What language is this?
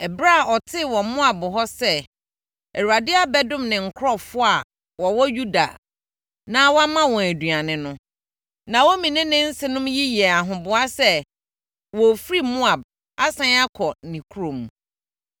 Akan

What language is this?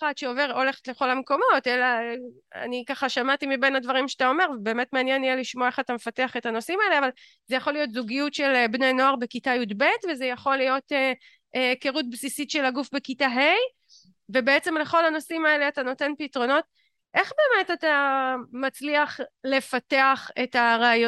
Hebrew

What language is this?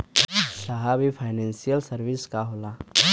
Bhojpuri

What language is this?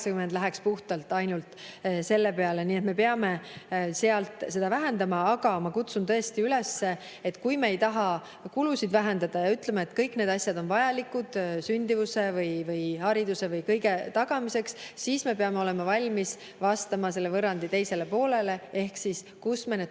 Estonian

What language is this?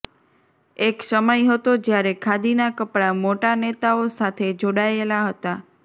Gujarati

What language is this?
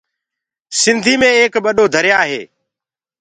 Gurgula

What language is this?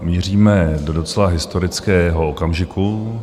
Czech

